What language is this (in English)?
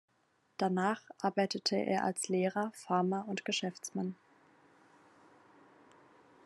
German